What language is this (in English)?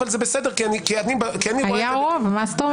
Hebrew